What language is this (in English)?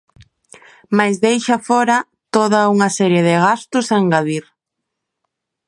Galician